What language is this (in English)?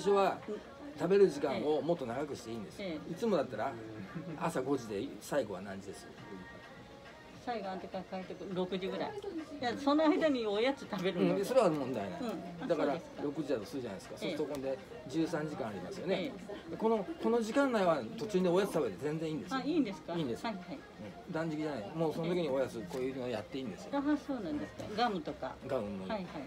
Japanese